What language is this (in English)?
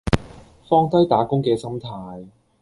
Cantonese